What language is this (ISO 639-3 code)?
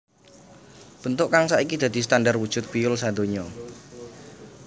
jav